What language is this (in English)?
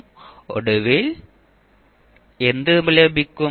Malayalam